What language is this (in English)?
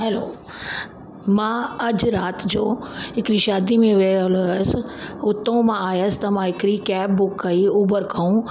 Sindhi